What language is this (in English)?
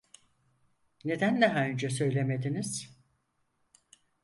Turkish